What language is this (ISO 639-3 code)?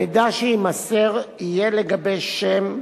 heb